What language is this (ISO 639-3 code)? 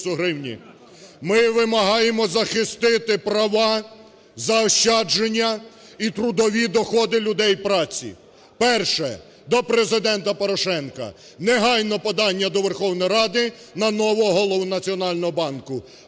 ukr